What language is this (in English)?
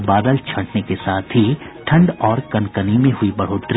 Hindi